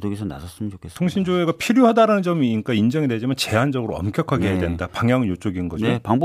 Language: Korean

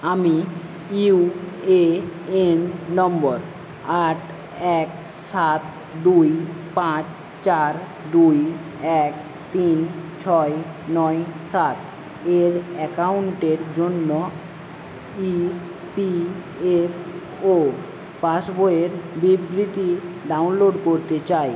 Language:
Bangla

